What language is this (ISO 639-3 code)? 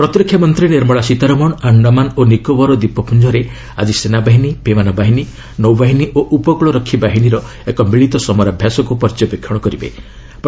ori